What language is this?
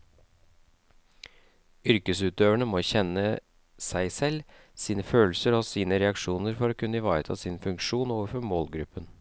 Norwegian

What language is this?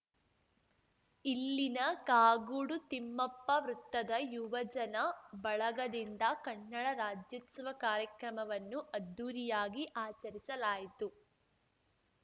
Kannada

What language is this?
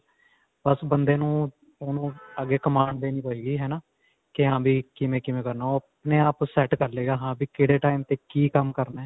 Punjabi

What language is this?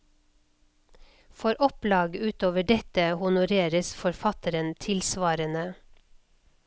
Norwegian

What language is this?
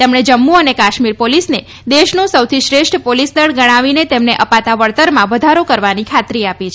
Gujarati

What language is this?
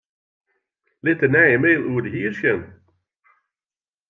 Western Frisian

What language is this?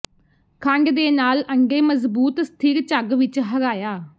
Punjabi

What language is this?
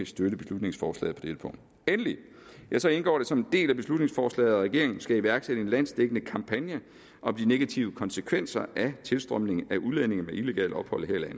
Danish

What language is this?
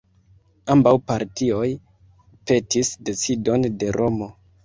Esperanto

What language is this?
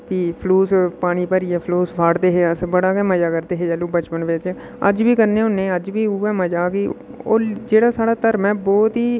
Dogri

